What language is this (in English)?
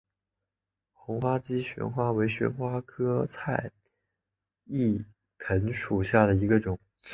Chinese